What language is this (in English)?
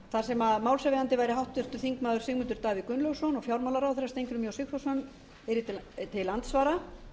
Icelandic